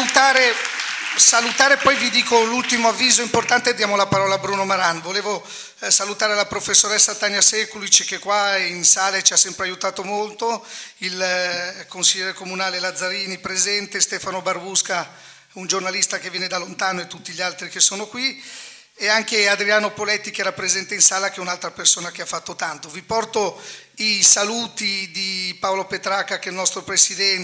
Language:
Italian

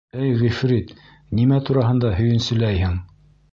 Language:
Bashkir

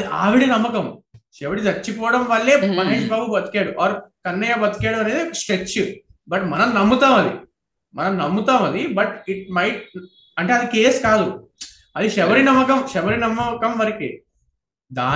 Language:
Telugu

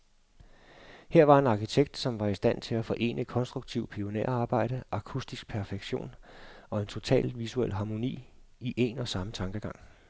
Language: Danish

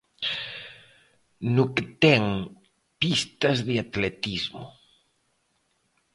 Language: Galician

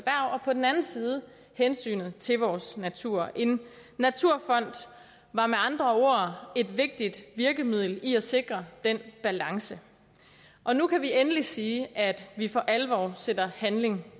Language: Danish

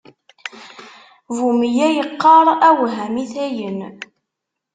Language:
Kabyle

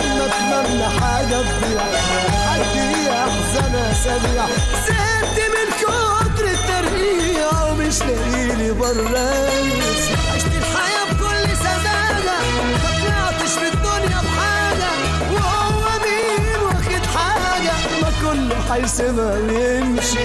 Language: Arabic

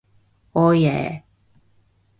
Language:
Korean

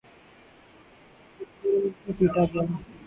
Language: Urdu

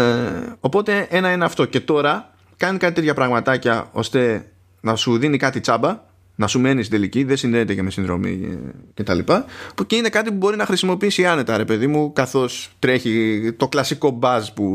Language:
Greek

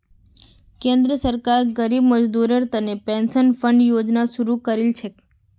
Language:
Magahi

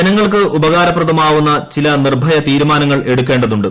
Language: Malayalam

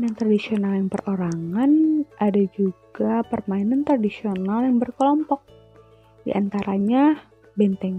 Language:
Indonesian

